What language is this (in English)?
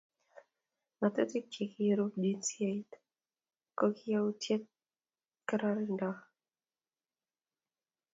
Kalenjin